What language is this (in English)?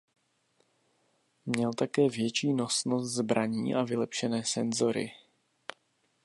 Czech